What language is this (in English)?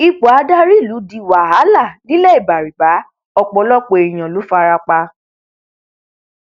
Yoruba